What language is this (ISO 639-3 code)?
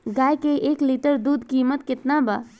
bho